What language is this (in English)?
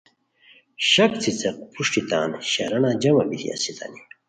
Khowar